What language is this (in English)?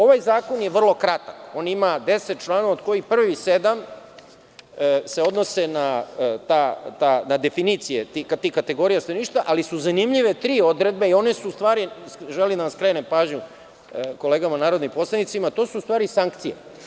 Serbian